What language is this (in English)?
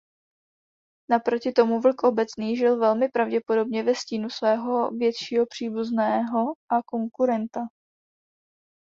Czech